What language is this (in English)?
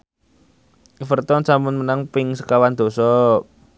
Javanese